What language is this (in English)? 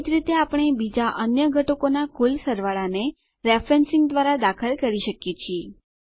Gujarati